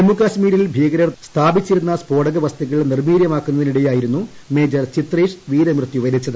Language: Malayalam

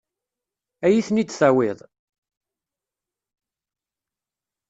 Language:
Kabyle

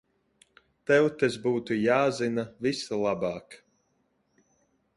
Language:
Latvian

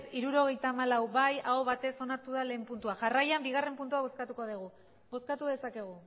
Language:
Basque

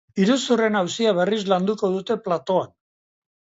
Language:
Basque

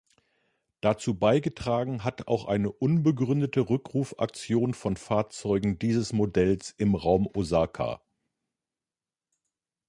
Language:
German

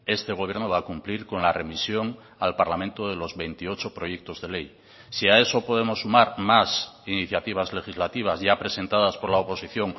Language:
Spanish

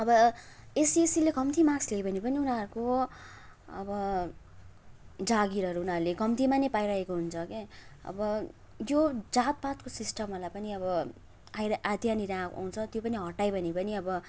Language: Nepali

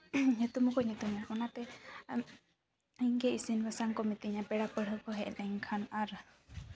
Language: Santali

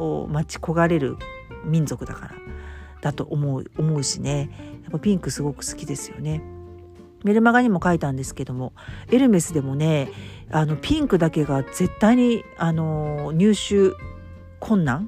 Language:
Japanese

